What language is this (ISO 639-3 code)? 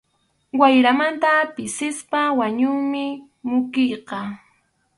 qxu